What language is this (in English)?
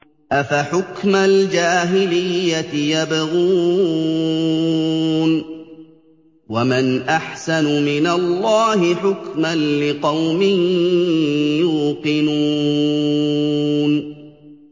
Arabic